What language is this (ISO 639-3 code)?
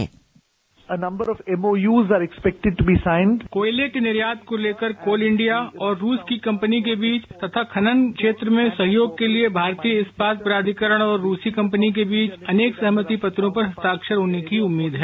hin